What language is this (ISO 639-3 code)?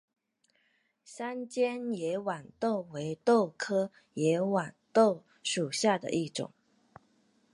zho